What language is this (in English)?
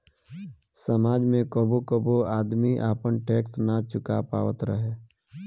Bhojpuri